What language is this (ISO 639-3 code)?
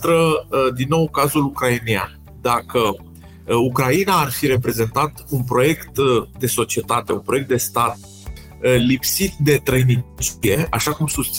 ron